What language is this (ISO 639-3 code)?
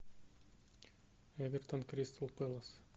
rus